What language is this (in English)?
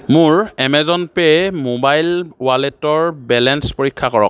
Assamese